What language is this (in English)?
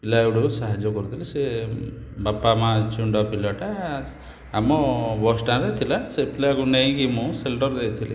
Odia